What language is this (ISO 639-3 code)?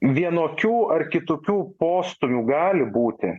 lit